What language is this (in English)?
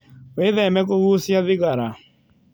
Kikuyu